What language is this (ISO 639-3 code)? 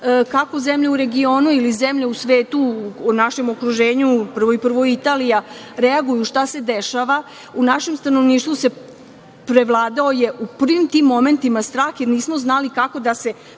srp